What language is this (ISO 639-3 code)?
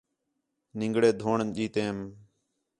xhe